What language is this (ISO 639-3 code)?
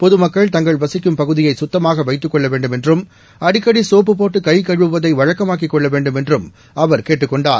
tam